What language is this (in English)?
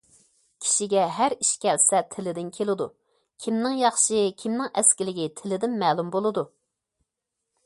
Uyghur